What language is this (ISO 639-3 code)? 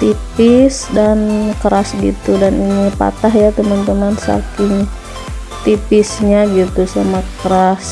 ind